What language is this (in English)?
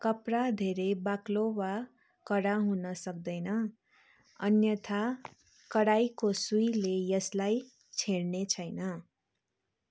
Nepali